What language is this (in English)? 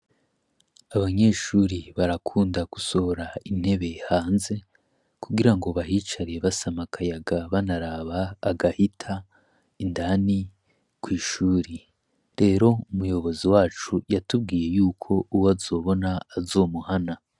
Rundi